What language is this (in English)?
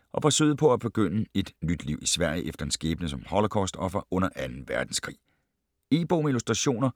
Danish